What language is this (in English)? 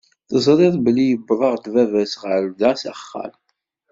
Kabyle